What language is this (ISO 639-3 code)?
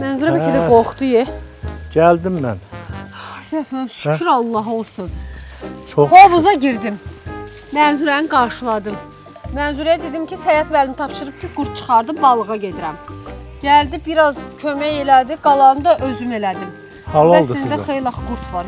tur